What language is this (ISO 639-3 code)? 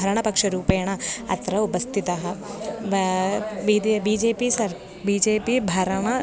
san